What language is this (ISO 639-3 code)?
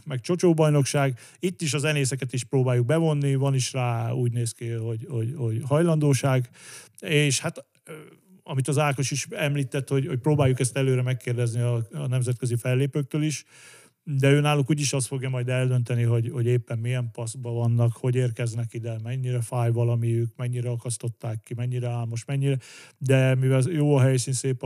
hun